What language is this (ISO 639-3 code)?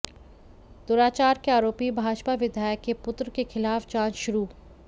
hin